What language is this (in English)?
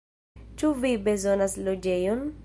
Esperanto